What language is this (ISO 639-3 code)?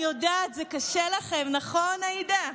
heb